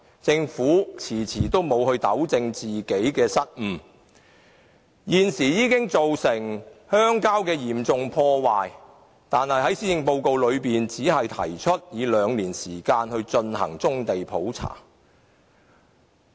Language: Cantonese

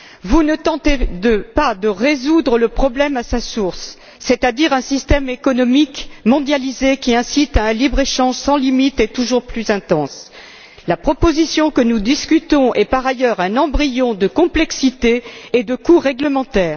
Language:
French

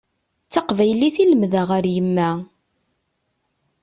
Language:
Kabyle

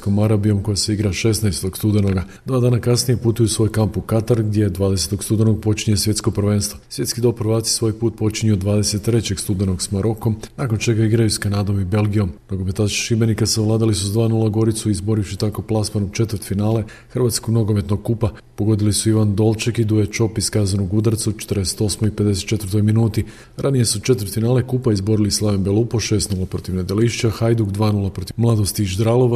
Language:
Croatian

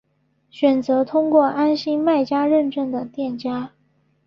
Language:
Chinese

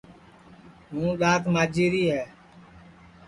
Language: Sansi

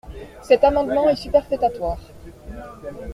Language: French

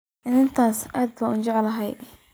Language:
Somali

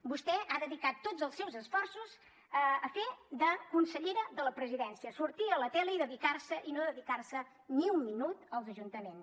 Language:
Catalan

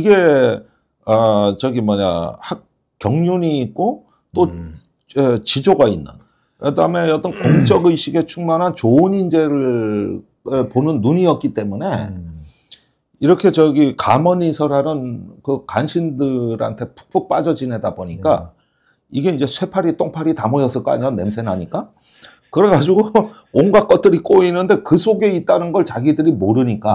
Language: Korean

